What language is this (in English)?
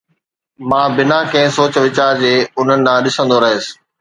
Sindhi